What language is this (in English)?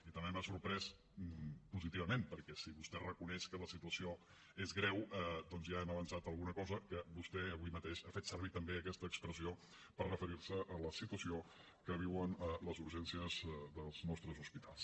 Catalan